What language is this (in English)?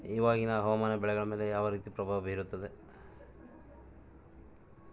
Kannada